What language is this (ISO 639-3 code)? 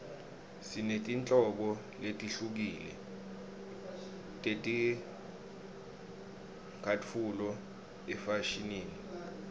ssw